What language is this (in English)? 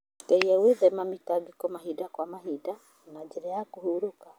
Kikuyu